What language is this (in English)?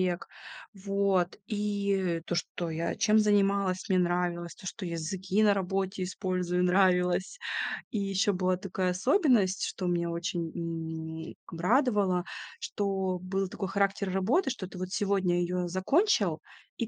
Russian